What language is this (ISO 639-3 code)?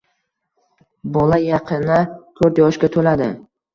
uzb